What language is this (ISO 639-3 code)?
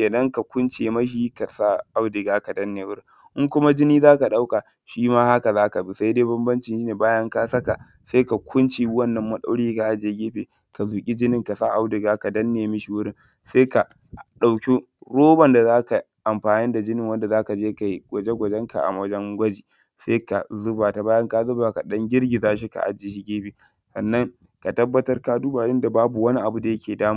hau